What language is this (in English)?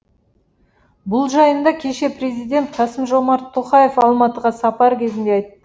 Kazakh